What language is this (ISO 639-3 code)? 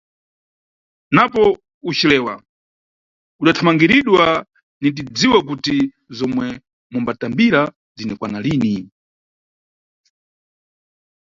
nyu